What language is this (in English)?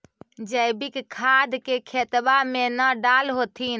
Magahi